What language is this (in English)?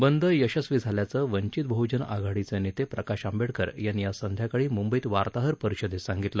Marathi